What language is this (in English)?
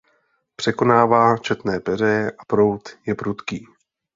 Czech